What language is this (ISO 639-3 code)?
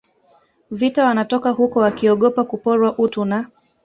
swa